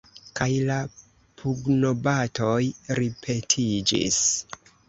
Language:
Esperanto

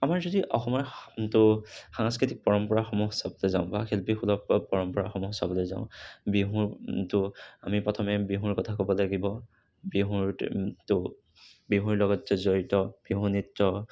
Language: Assamese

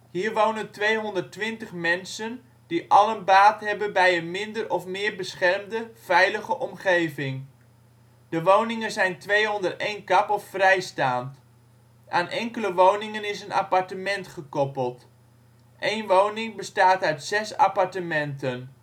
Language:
Dutch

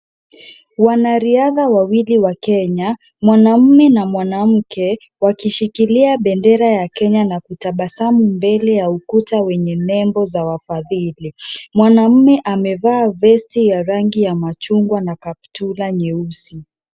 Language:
Swahili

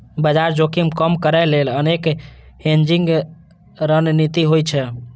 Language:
Maithili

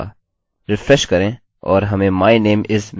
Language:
Hindi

